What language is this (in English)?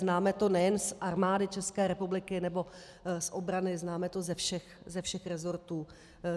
Czech